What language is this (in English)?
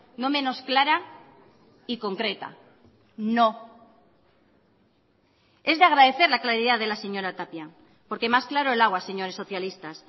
Spanish